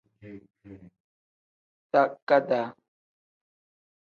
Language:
Tem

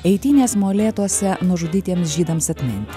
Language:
Lithuanian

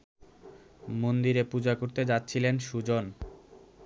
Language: Bangla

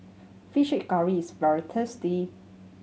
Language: English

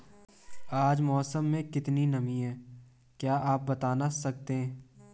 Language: Hindi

